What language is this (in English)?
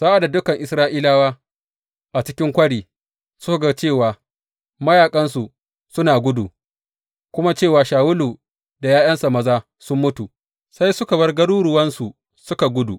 Hausa